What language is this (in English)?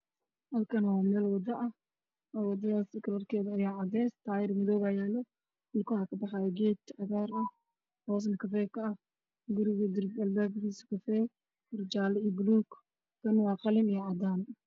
Somali